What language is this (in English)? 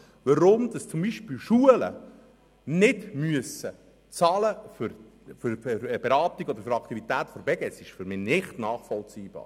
Swiss German